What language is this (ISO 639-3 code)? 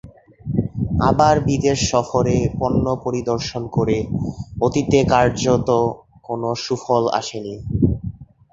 ben